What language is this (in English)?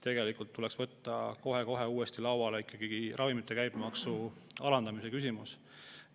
Estonian